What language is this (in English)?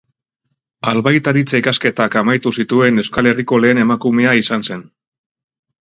Basque